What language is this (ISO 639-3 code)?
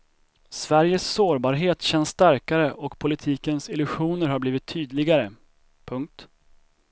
swe